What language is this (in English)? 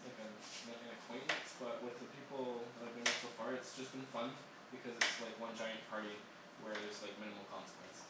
English